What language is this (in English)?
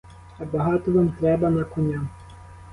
Ukrainian